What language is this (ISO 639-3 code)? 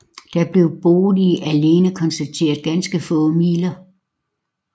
dan